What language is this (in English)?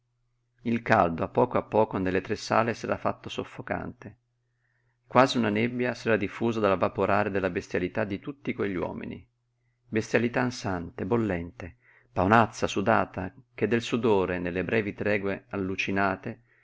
Italian